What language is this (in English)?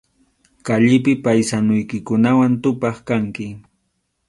Arequipa-La Unión Quechua